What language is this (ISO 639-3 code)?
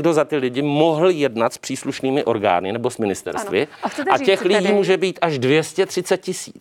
ces